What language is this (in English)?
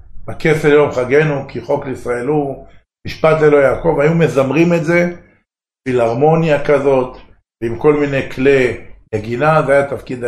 Hebrew